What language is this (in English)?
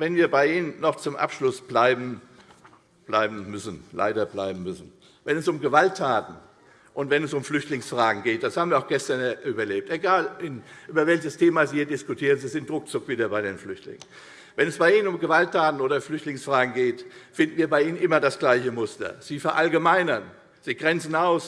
German